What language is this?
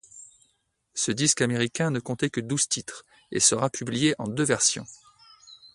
French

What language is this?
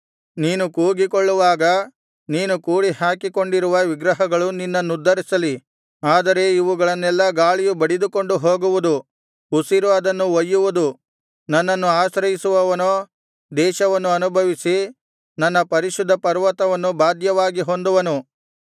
Kannada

